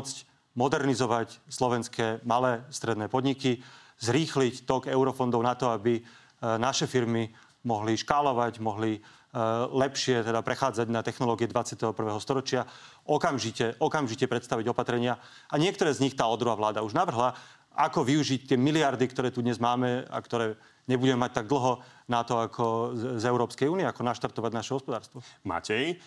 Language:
Slovak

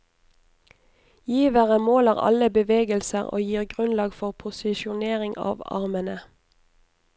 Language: Norwegian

